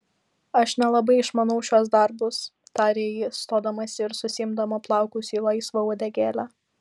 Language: Lithuanian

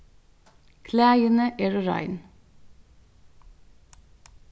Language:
Faroese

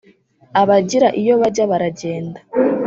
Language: Kinyarwanda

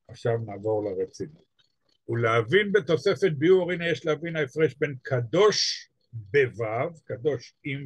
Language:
Hebrew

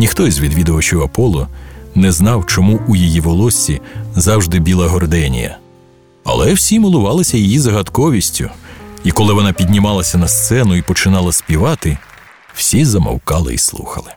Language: Ukrainian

